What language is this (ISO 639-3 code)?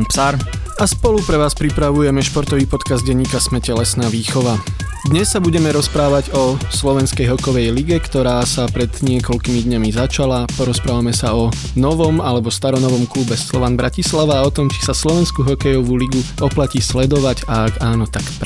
slk